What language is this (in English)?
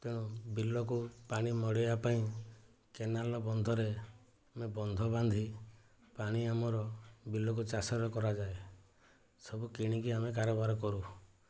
Odia